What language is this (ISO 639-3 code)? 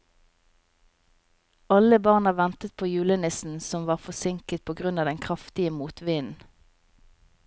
nor